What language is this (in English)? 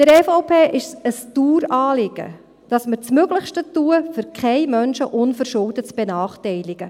Swiss German